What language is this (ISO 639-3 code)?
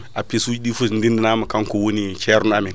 ful